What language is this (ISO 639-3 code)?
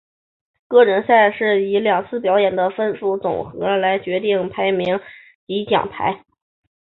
zho